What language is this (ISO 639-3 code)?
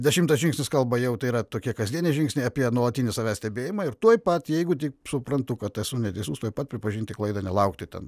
lit